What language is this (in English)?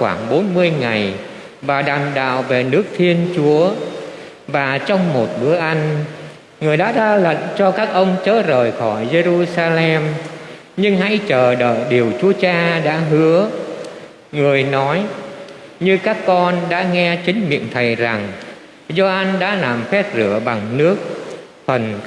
Vietnamese